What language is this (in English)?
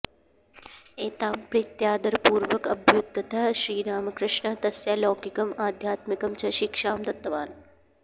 Sanskrit